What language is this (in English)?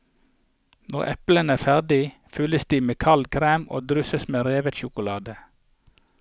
Norwegian